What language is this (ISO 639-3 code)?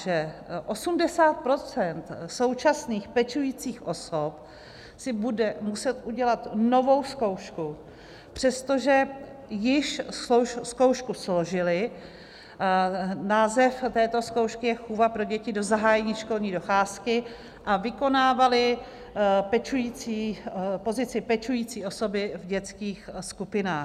ces